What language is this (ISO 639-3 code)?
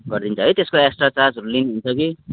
nep